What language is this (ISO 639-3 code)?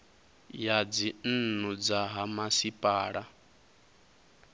ven